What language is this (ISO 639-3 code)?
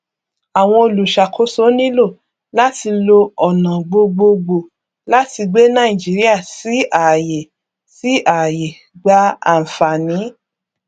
yor